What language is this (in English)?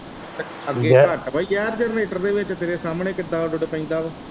Punjabi